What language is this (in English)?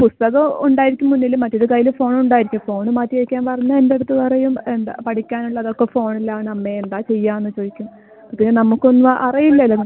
Malayalam